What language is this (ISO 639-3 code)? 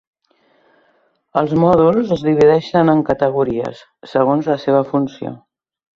cat